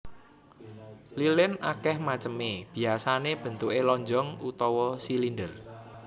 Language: Javanese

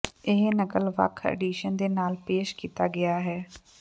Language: Punjabi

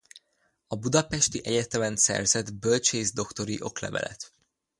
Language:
Hungarian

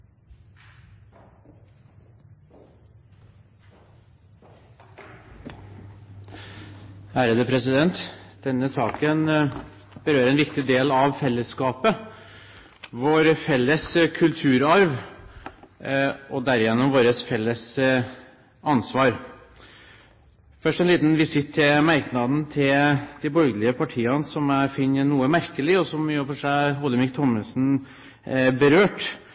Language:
Norwegian Bokmål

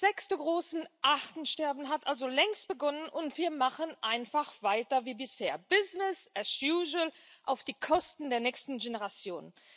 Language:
German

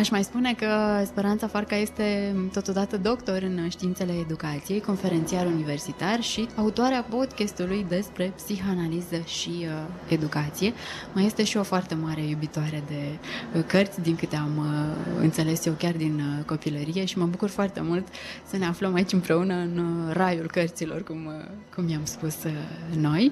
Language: Romanian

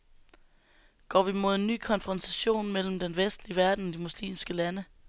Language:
Danish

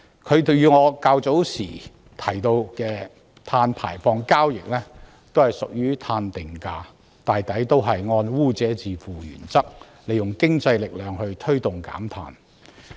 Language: Cantonese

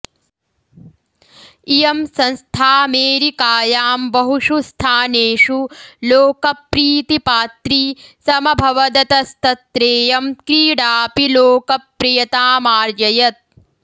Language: Sanskrit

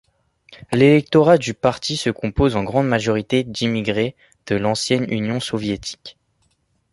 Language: French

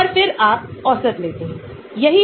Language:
Hindi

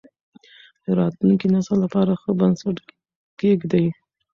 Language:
Pashto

